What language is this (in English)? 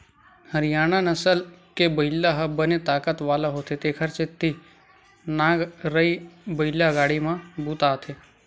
Chhattisgarhi